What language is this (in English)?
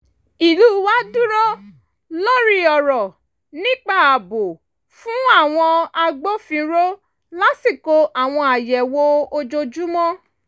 Yoruba